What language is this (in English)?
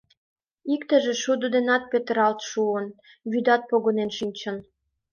Mari